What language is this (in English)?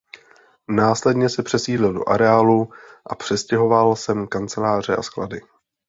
Czech